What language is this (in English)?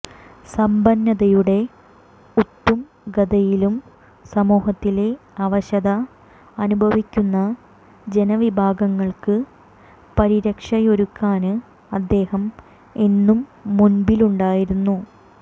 Malayalam